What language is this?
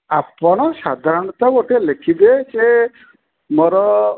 Odia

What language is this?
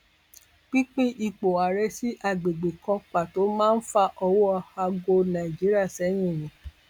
Yoruba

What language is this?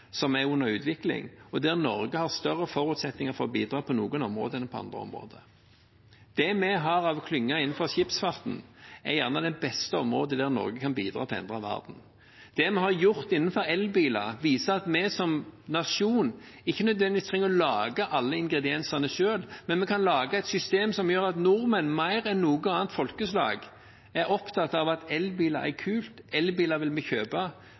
Norwegian Bokmål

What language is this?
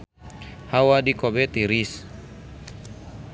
Sundanese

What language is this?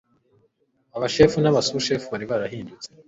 Kinyarwanda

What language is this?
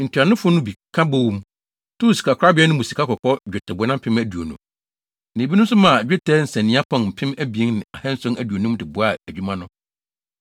Akan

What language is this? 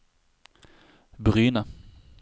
Norwegian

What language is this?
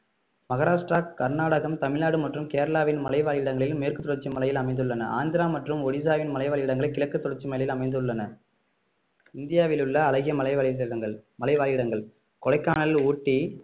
Tamil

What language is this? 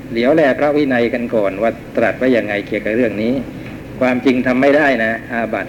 Thai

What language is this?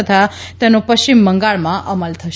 Gujarati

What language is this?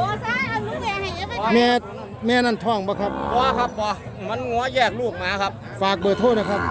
Thai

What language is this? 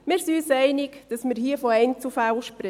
Swiss German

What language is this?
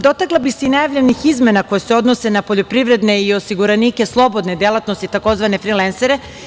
Serbian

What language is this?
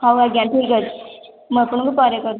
Odia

